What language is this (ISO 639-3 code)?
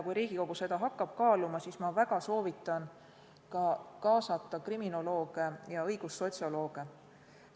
est